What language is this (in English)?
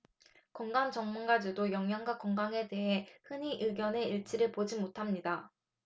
Korean